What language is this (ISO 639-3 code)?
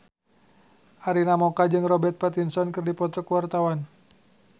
sun